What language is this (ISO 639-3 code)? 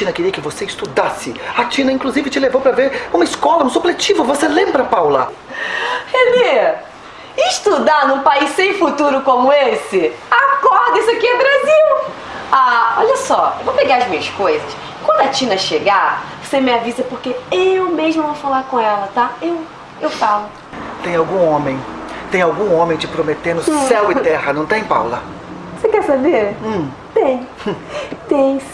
por